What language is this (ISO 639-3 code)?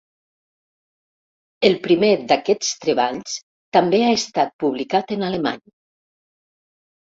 cat